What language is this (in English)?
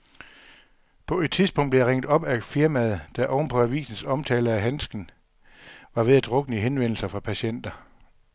Danish